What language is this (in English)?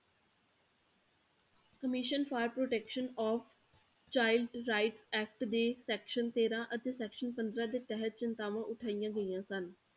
Punjabi